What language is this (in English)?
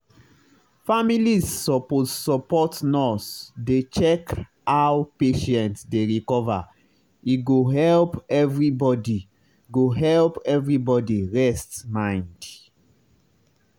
Nigerian Pidgin